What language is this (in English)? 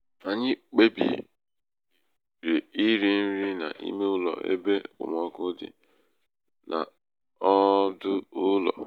Igbo